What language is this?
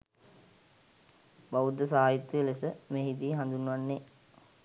Sinhala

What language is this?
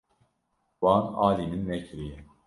Kurdish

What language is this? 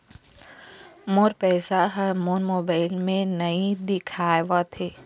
Chhattisgarhi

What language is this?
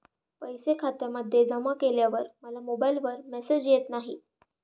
Marathi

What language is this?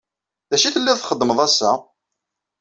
Kabyle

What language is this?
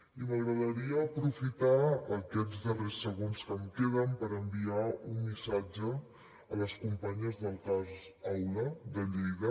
Catalan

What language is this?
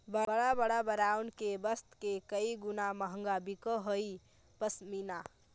Magahi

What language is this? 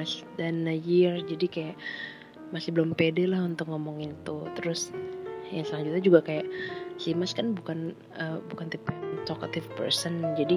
Indonesian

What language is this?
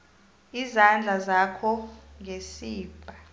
South Ndebele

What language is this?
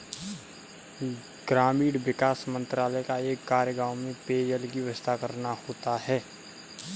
Hindi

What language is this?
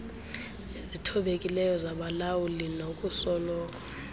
Xhosa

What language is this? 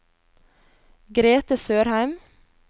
Norwegian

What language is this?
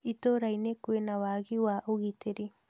Kikuyu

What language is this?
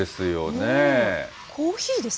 Japanese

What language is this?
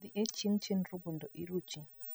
Luo (Kenya and Tanzania)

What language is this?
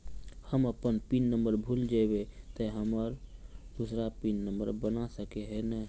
Magahi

